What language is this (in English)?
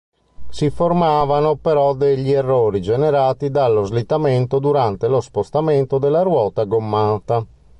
Italian